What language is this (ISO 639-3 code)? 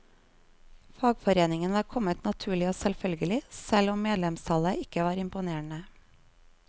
nor